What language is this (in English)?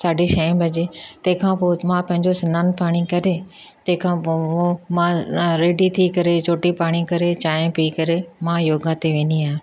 Sindhi